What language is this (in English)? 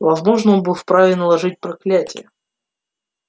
Russian